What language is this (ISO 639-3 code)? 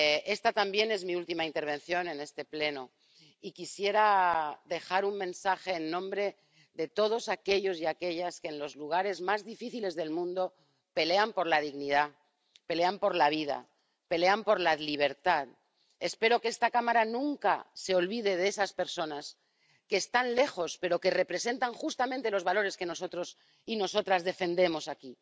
spa